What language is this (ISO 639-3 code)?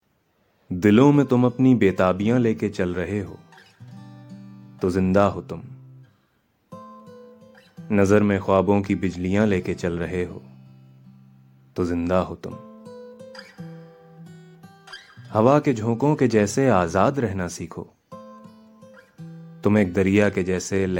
hin